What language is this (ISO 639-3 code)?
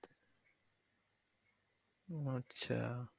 ben